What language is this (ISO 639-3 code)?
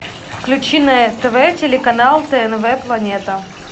rus